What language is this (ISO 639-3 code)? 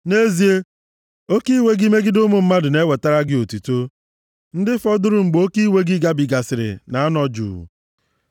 ibo